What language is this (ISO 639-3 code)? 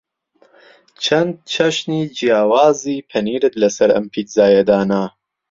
ckb